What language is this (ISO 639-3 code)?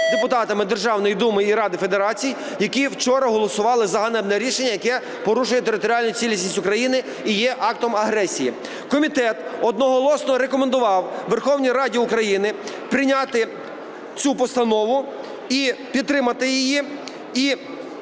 ukr